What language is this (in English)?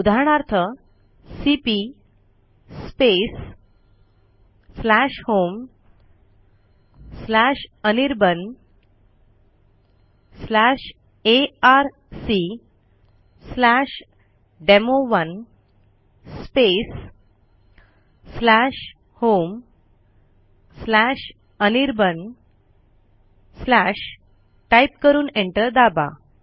Marathi